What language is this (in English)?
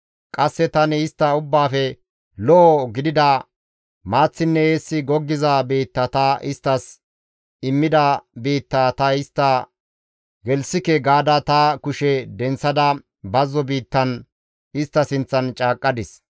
Gamo